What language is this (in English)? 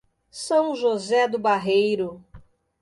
Portuguese